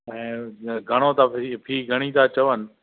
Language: Sindhi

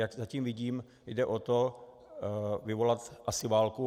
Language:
Czech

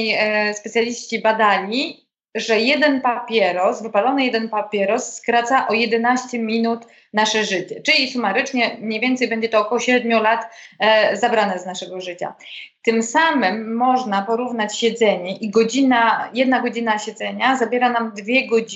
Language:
Polish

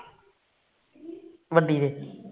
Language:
Punjabi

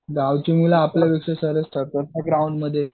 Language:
Marathi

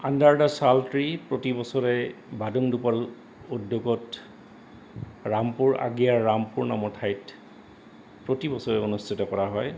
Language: Assamese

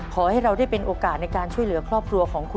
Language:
Thai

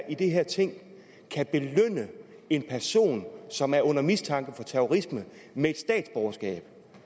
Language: Danish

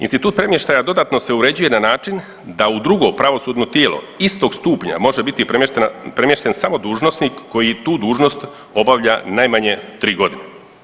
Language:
Croatian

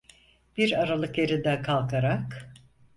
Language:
Turkish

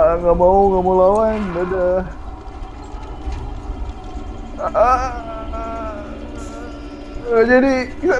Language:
Indonesian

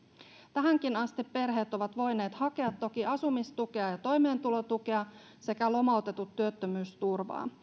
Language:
Finnish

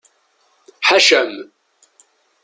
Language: Kabyle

